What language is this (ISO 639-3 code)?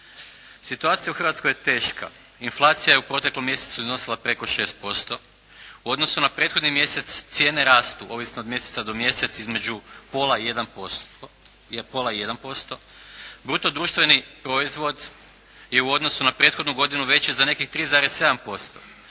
hrv